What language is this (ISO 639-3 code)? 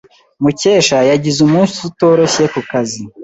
kin